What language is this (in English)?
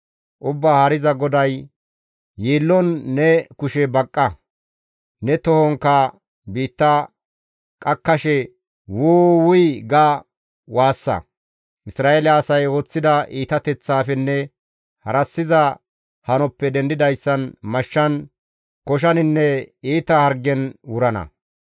Gamo